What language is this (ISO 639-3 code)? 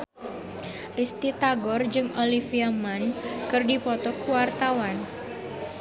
sun